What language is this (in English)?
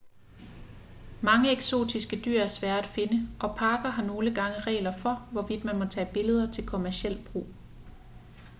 Danish